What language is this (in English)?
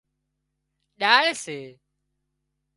Wadiyara Koli